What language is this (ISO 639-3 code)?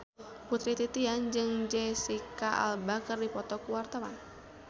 sun